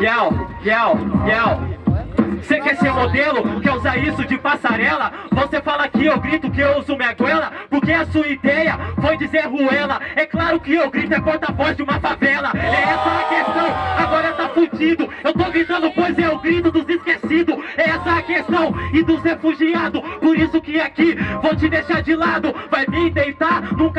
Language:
Portuguese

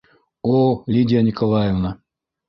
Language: Bashkir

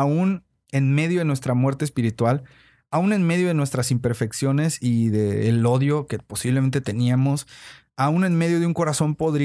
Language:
Spanish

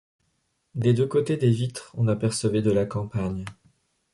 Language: French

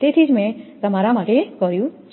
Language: Gujarati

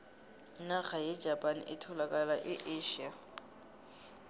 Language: South Ndebele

